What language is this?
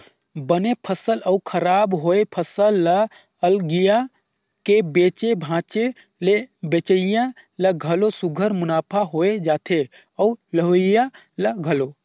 Chhattisgarhi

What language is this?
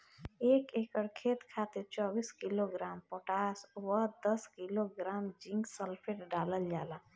Bhojpuri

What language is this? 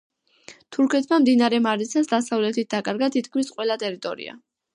Georgian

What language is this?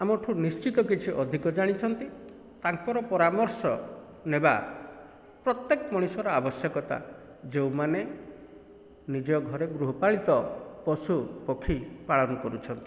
Odia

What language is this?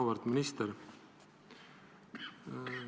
Estonian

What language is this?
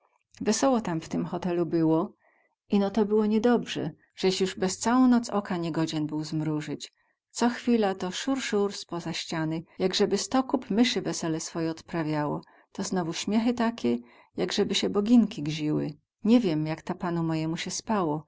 Polish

